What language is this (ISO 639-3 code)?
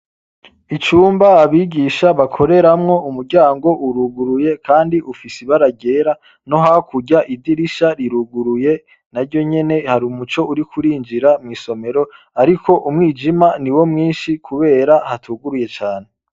run